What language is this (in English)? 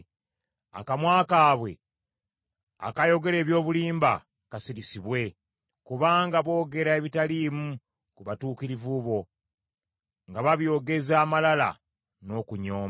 Ganda